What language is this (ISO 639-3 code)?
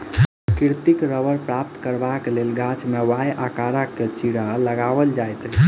mai